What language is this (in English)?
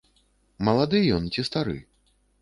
Belarusian